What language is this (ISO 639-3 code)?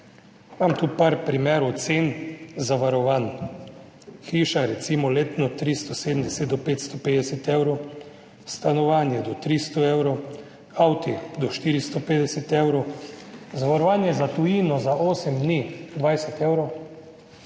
slv